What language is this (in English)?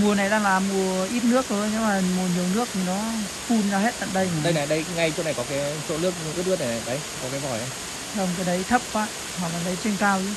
Vietnamese